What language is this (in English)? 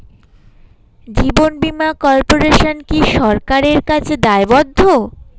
Bangla